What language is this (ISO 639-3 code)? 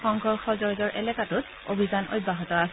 asm